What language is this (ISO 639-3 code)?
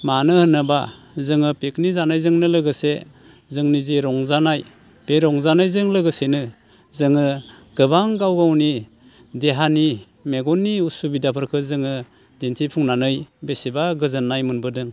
brx